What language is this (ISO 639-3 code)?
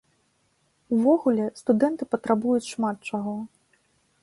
bel